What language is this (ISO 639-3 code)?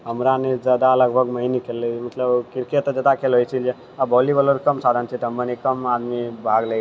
mai